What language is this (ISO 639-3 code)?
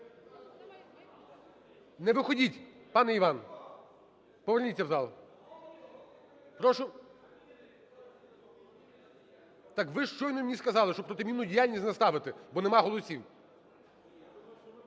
ukr